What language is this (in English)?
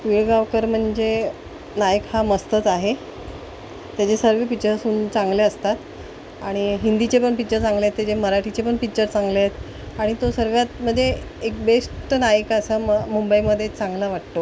Marathi